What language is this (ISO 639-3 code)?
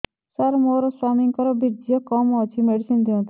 ori